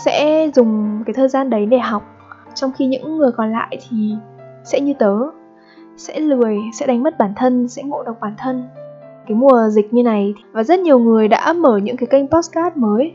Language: Vietnamese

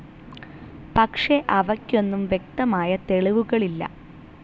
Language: Malayalam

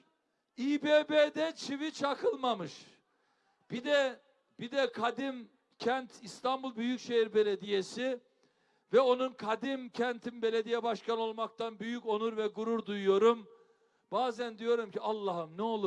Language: Turkish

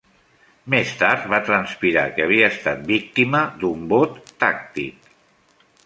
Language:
Catalan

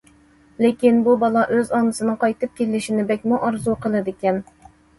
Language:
Uyghur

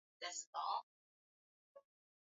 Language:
Swahili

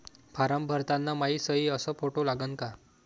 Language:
Marathi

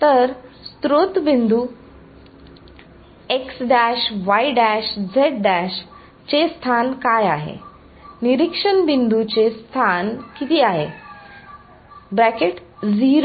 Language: Marathi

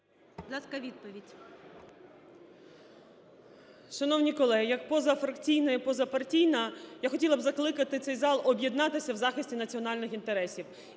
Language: Ukrainian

